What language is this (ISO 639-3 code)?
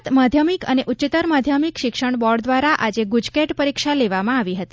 guj